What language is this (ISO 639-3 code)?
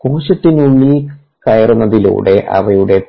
mal